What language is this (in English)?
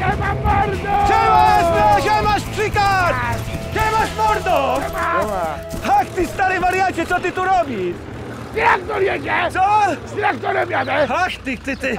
Polish